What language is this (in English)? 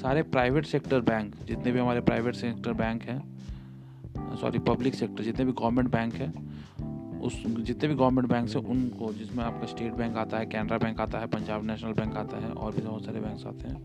Hindi